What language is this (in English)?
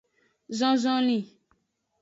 Aja (Benin)